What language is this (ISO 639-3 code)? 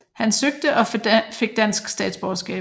dan